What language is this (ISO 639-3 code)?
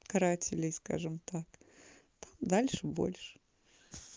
rus